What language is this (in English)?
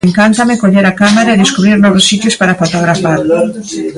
Galician